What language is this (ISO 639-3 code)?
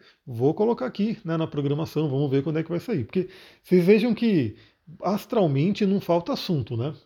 por